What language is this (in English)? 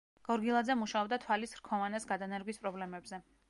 Georgian